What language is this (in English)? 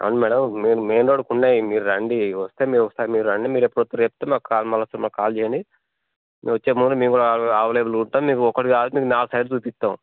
Telugu